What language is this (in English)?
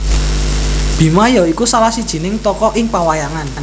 Javanese